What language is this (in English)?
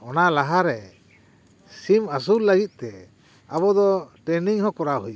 Santali